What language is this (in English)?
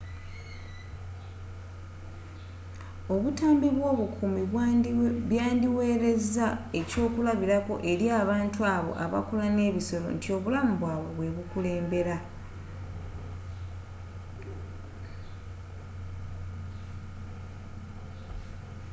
Ganda